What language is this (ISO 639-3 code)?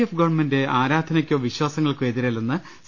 mal